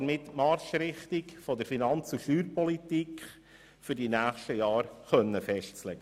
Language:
Swiss German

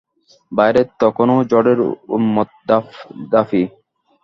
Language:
Bangla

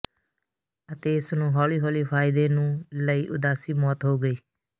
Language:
Punjabi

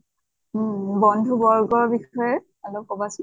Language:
Assamese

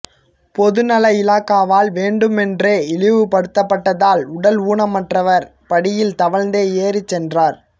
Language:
Tamil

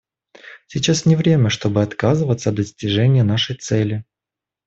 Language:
Russian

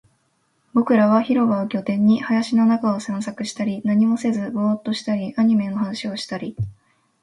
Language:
Japanese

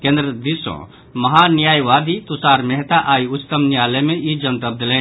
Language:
Maithili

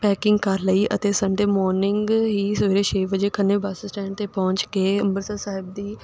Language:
Punjabi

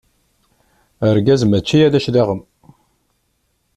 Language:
Kabyle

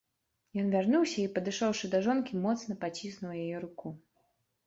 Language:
Belarusian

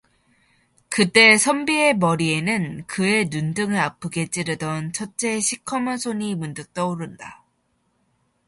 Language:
Korean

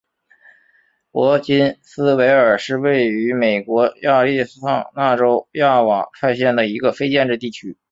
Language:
Chinese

